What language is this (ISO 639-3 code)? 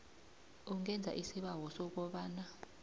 nbl